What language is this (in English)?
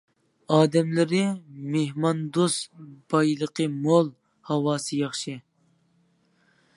Uyghur